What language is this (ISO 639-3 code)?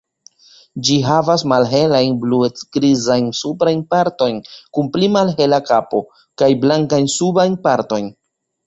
epo